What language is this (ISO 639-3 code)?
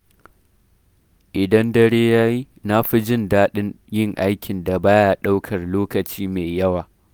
hau